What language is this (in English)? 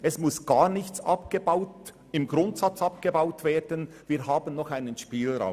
Swiss German